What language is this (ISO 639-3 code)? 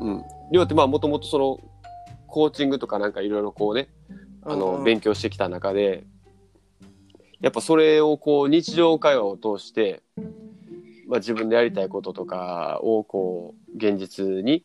jpn